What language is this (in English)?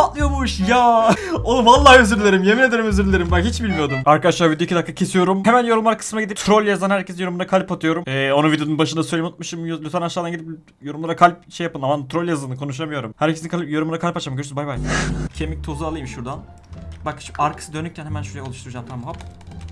Turkish